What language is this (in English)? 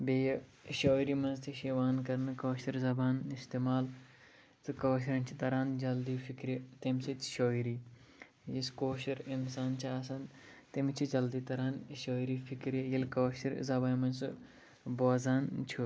Kashmiri